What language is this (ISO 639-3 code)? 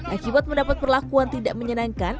ind